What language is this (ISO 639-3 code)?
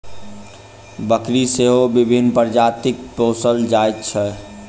mai